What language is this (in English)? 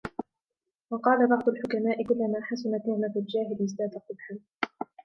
Arabic